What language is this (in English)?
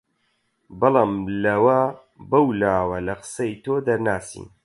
Central Kurdish